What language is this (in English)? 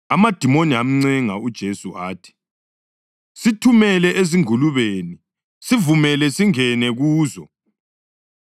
North Ndebele